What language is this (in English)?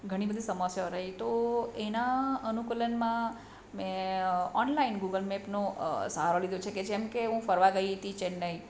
Gujarati